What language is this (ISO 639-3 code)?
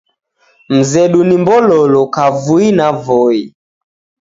dav